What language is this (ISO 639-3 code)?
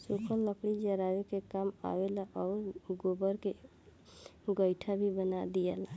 bho